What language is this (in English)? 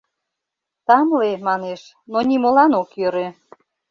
Mari